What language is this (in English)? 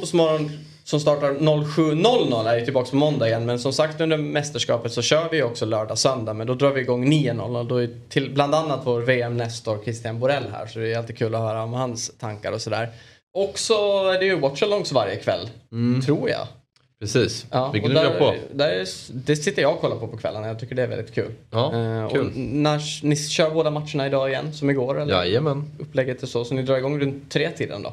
Swedish